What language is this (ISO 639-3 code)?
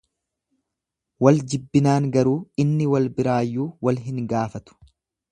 orm